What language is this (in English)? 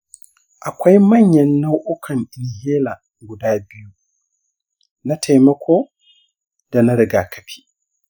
Hausa